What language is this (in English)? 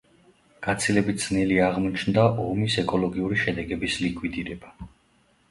Georgian